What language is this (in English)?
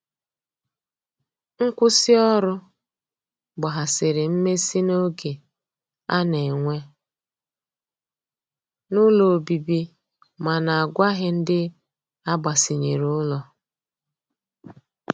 Igbo